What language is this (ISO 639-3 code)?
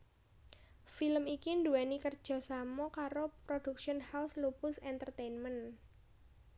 jav